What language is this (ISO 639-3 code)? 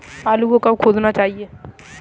hin